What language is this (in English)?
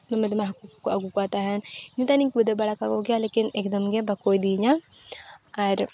Santali